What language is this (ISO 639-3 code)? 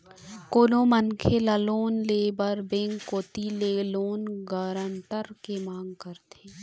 hne